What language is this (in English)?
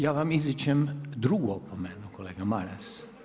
Croatian